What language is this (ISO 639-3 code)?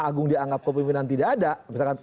ind